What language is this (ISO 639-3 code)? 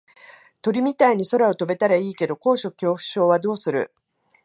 jpn